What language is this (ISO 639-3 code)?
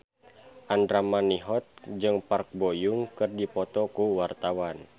sun